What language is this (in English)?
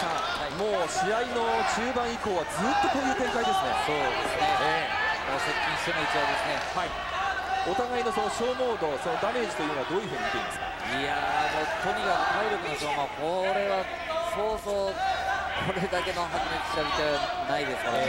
Japanese